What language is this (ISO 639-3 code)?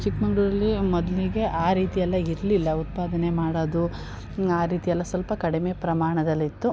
kan